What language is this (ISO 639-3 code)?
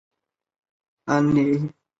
zho